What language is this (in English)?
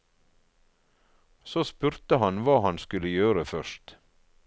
Norwegian